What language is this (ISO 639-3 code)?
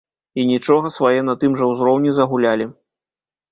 bel